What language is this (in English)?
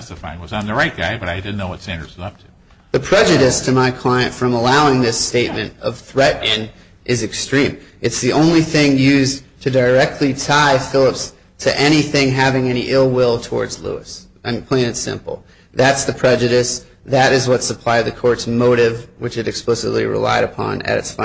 English